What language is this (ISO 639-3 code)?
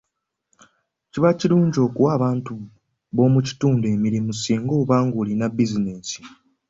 lug